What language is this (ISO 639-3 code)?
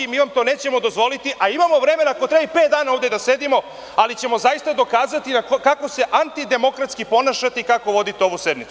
srp